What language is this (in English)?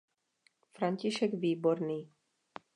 Czech